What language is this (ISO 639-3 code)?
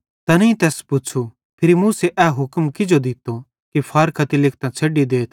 bhd